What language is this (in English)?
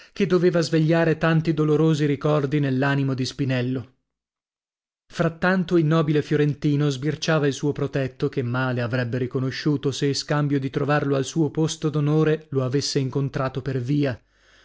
Italian